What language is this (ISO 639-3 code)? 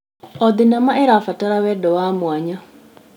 kik